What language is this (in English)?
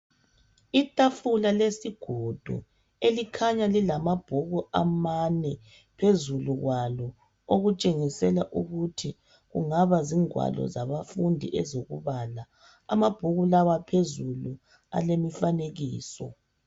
North Ndebele